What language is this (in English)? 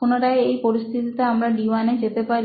Bangla